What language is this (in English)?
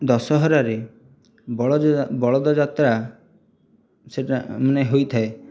Odia